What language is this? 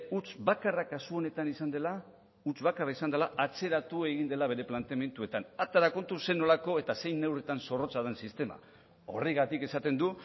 Basque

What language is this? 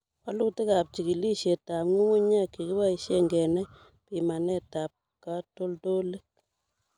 Kalenjin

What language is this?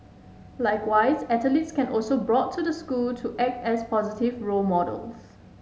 English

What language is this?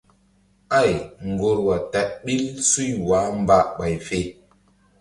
Mbum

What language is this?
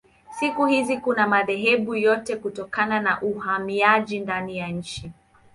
Swahili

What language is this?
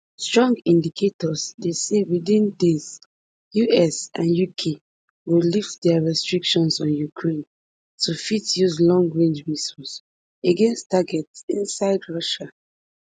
Nigerian Pidgin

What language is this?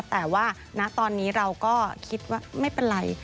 Thai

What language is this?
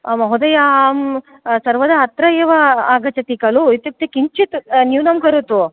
Sanskrit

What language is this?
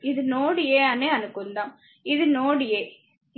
Telugu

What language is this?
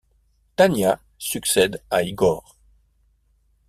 French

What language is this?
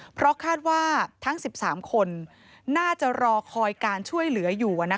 Thai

